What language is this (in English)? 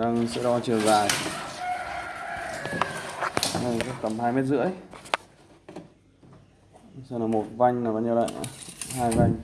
Vietnamese